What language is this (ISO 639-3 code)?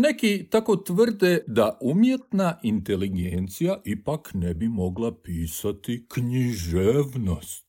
hrv